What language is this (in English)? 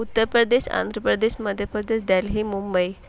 Urdu